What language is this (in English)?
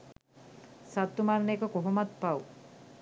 Sinhala